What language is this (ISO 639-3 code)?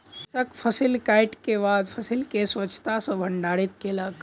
mai